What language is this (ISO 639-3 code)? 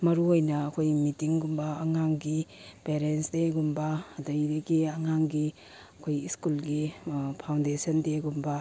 mni